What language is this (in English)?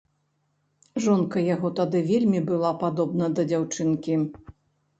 Belarusian